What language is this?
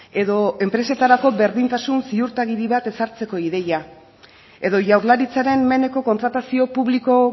Basque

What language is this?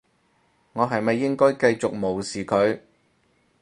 Cantonese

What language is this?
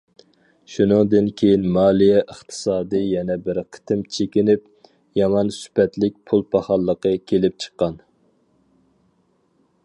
Uyghur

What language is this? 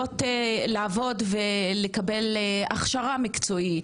Hebrew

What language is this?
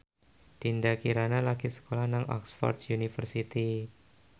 Javanese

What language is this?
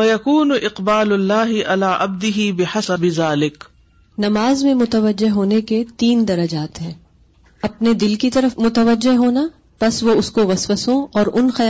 Urdu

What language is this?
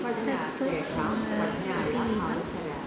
Sanskrit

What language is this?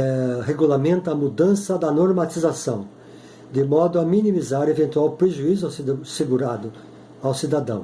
Portuguese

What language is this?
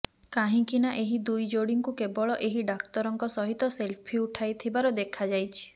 Odia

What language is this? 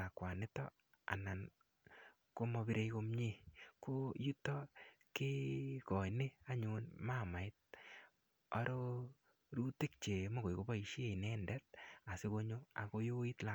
Kalenjin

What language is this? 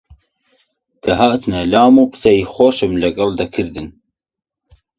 Central Kurdish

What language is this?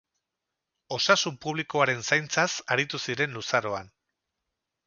Basque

